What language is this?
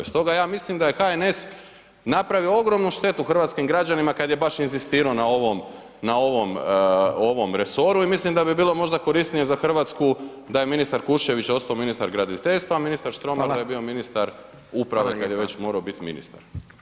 Croatian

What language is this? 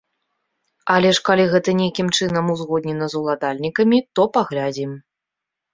Belarusian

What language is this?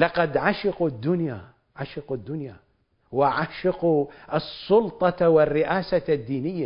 Arabic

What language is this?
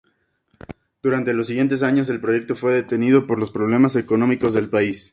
Spanish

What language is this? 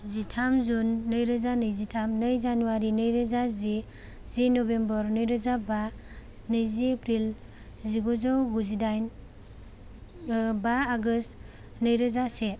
Bodo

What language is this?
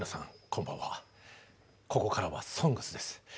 Japanese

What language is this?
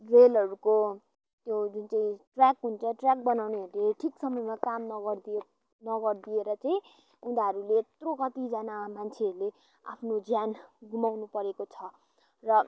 Nepali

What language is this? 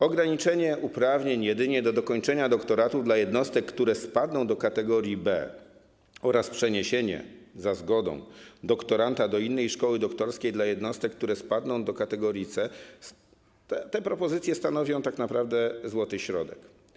Polish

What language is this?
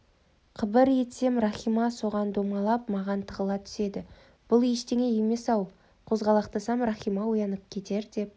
Kazakh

